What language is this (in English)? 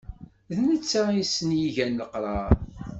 Kabyle